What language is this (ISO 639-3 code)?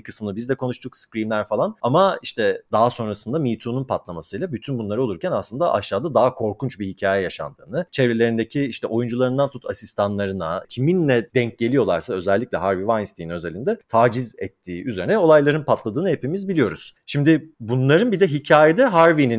tur